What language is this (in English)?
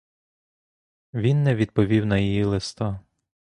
Ukrainian